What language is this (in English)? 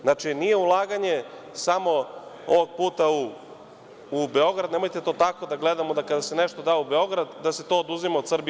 Serbian